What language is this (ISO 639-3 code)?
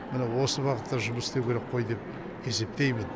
kaz